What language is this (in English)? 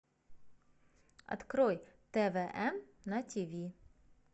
Russian